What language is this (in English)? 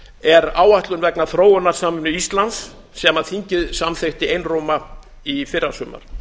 Icelandic